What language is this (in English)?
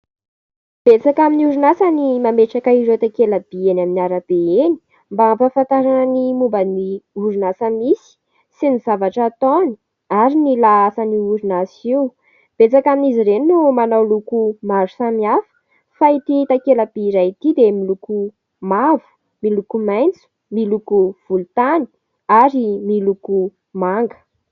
Malagasy